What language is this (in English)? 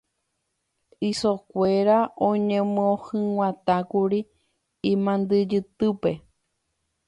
Guarani